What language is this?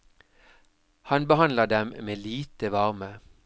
Norwegian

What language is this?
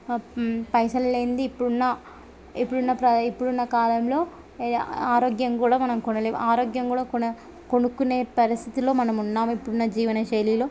Telugu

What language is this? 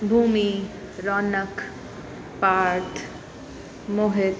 Sindhi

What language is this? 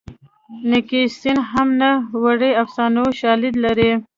Pashto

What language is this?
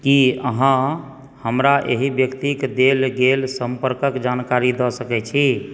Maithili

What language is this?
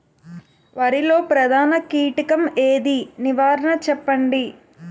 Telugu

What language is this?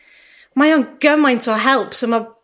Welsh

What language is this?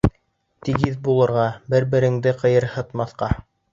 Bashkir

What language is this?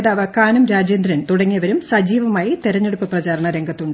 Malayalam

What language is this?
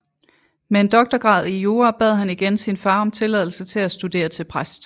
Danish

